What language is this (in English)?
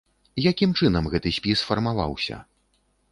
Belarusian